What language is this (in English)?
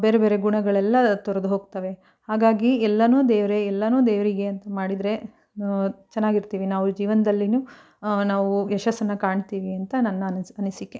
Kannada